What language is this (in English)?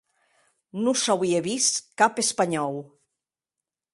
Occitan